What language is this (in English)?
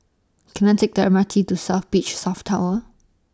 English